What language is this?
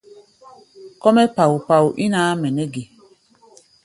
Gbaya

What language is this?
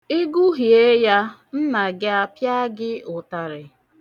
Igbo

